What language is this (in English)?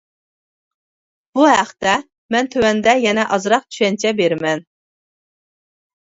Uyghur